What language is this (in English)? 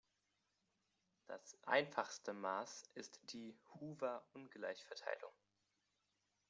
German